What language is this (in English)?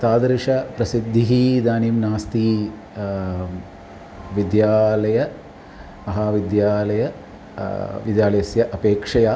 Sanskrit